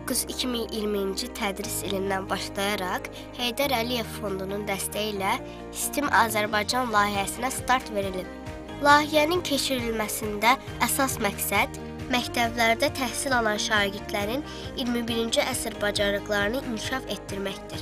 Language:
Turkish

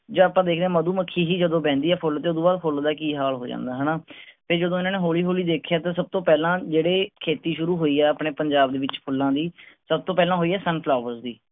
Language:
Punjabi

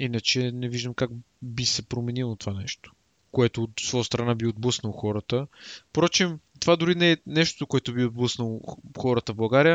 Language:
Bulgarian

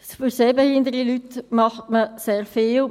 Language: Swiss German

